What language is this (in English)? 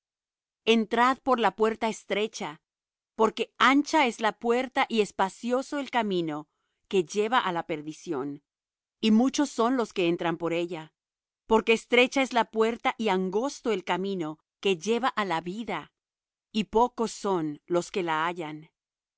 Spanish